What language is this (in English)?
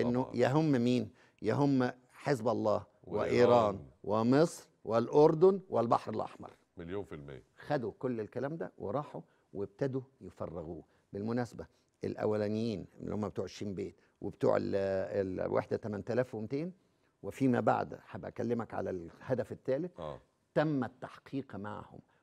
Arabic